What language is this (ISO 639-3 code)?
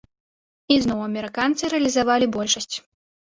bel